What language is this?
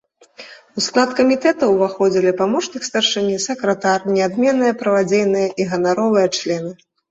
Belarusian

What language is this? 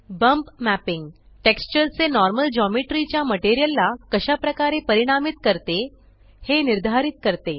Marathi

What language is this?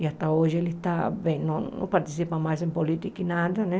Portuguese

